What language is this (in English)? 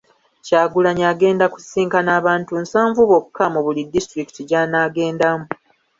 Ganda